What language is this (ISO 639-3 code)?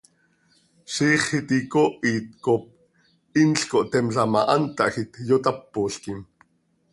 sei